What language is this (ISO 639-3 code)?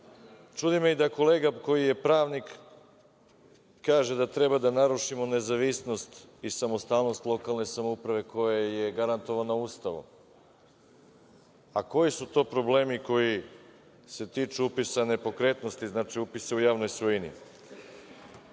srp